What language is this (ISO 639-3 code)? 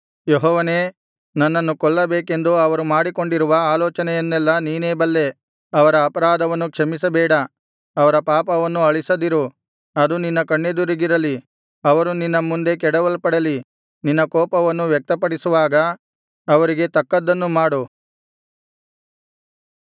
kan